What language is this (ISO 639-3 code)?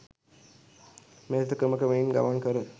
sin